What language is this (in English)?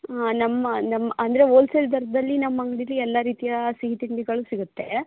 Kannada